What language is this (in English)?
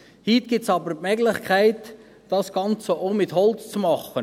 Swiss German